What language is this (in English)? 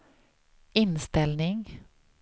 Swedish